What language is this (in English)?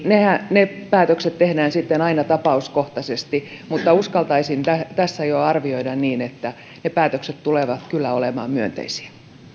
Finnish